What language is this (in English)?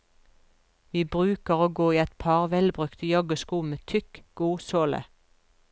Norwegian